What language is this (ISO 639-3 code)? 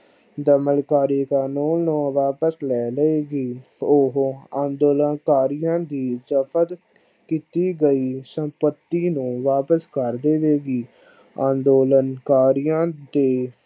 pan